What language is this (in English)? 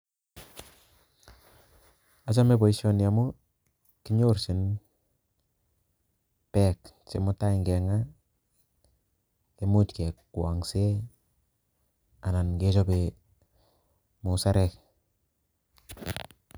Kalenjin